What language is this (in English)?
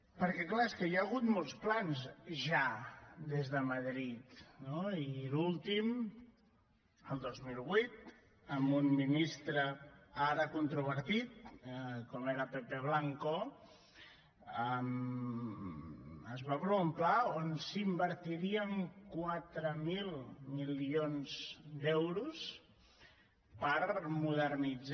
Catalan